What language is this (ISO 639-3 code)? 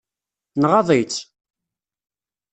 kab